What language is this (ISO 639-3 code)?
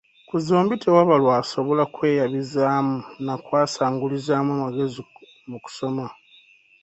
lug